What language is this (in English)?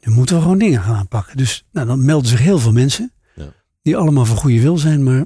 Dutch